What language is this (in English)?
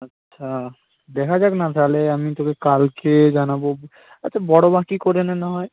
Bangla